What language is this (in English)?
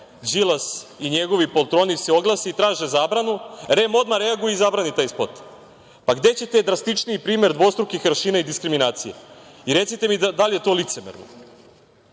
Serbian